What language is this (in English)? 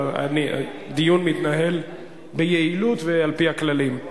Hebrew